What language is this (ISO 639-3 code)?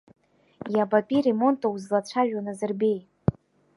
abk